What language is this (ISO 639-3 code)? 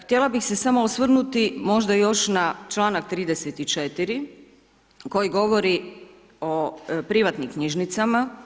hrv